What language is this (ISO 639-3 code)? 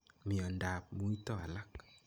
kln